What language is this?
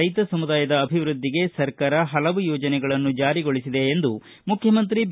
Kannada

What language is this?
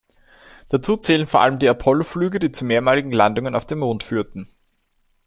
German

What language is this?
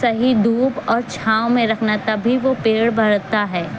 Urdu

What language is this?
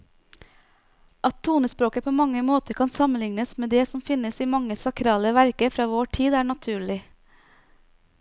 Norwegian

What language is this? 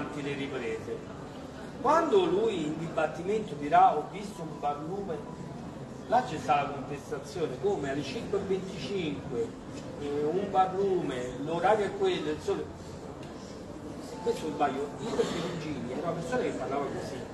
Italian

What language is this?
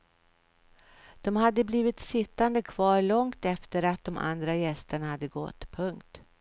Swedish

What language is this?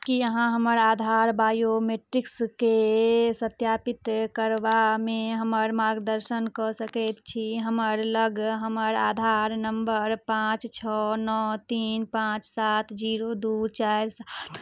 Maithili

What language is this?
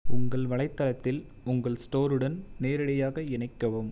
Tamil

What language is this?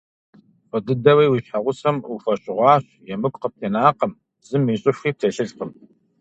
Kabardian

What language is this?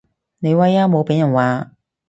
Cantonese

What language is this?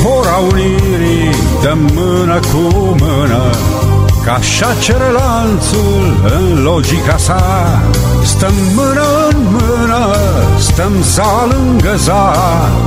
Romanian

